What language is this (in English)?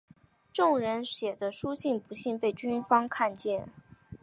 Chinese